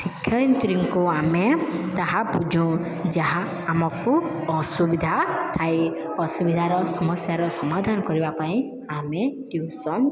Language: Odia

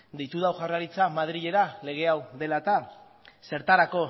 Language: Basque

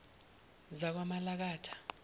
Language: Zulu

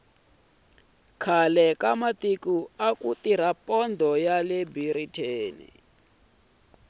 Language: Tsonga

